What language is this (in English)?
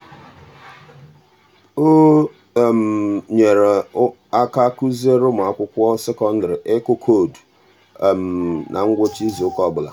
Igbo